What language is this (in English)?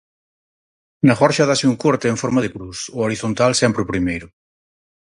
Galician